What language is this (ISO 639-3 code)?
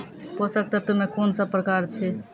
mai